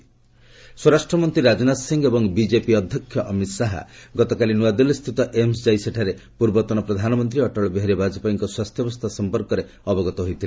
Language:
Odia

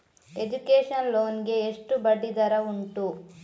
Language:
Kannada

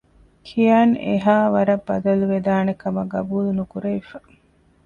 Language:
Divehi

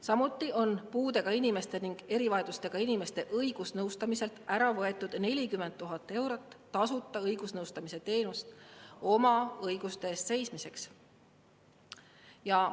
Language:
Estonian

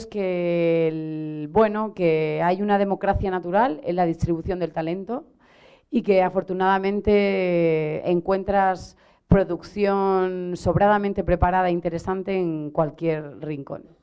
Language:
Spanish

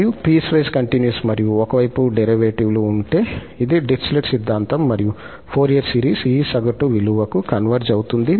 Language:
Telugu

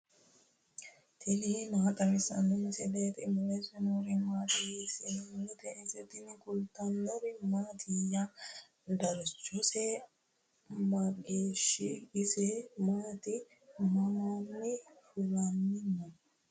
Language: Sidamo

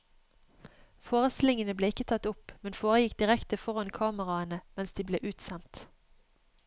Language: Norwegian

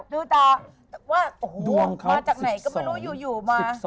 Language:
Thai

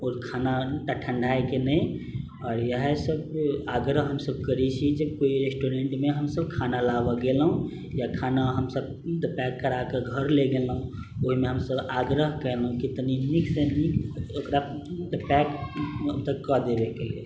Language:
Maithili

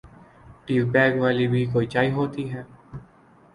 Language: Urdu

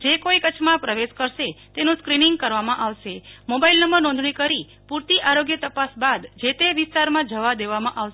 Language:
Gujarati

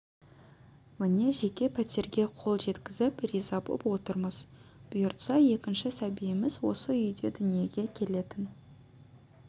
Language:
Kazakh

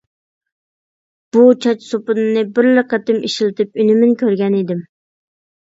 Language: Uyghur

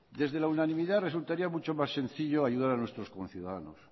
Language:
Spanish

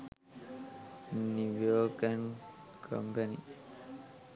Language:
Sinhala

